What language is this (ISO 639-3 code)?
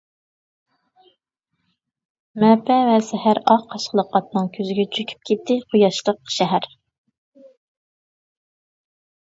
uig